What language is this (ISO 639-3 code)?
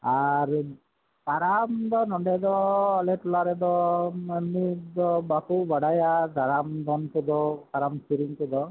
sat